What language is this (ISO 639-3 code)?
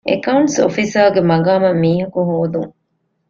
div